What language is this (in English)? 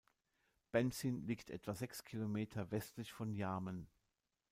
German